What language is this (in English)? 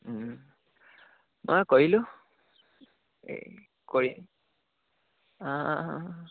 Assamese